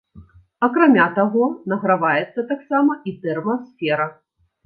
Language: Belarusian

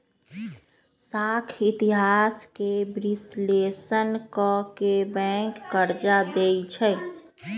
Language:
Magahi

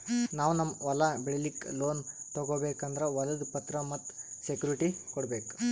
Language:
Kannada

